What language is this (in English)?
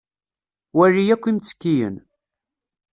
Kabyle